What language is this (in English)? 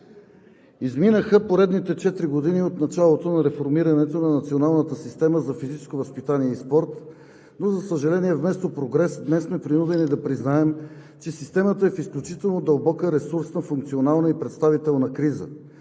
Bulgarian